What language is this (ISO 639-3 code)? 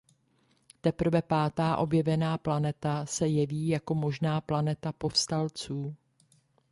ces